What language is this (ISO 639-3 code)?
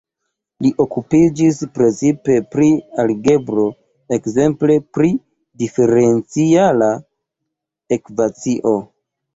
epo